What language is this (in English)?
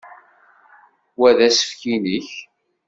Kabyle